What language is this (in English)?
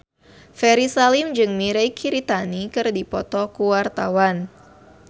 Sundanese